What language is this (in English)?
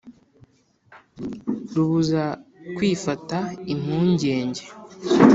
Kinyarwanda